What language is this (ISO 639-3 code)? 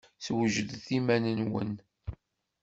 kab